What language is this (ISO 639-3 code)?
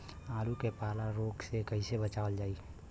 bho